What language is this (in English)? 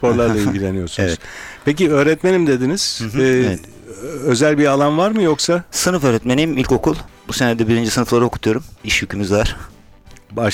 Turkish